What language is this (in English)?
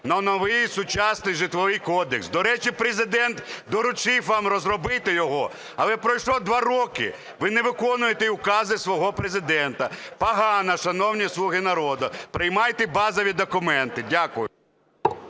Ukrainian